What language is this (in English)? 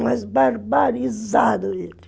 Portuguese